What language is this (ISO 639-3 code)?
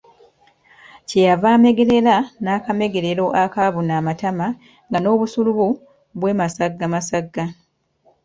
lug